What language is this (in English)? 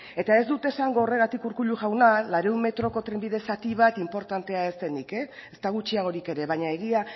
Basque